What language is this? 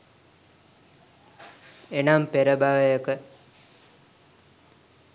Sinhala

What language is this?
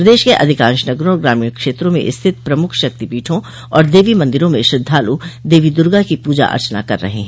Hindi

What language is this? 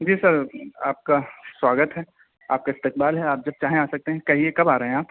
Urdu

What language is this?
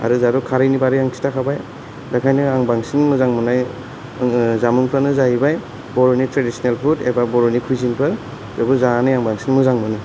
Bodo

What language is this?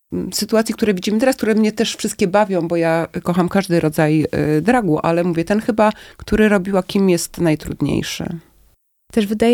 Polish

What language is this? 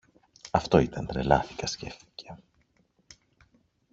Greek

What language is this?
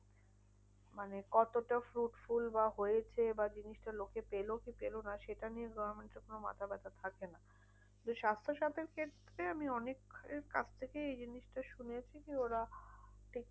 Bangla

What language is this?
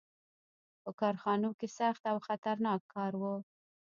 Pashto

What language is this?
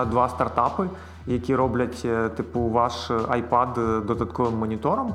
Ukrainian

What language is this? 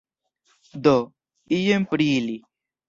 Esperanto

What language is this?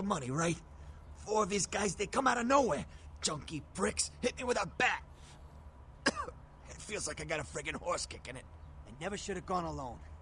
Turkish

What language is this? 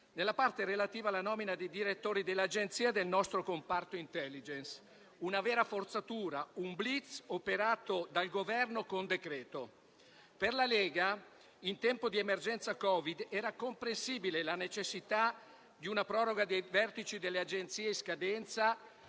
Italian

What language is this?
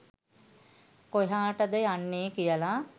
Sinhala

